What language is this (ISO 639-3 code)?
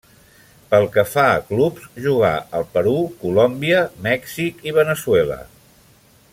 cat